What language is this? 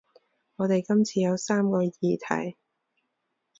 Cantonese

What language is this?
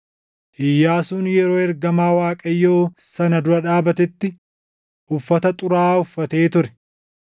Oromo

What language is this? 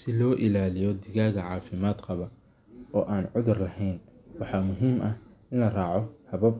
Somali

